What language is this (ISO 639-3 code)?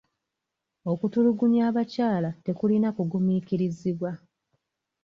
lug